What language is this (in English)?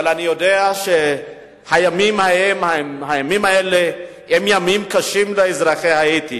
Hebrew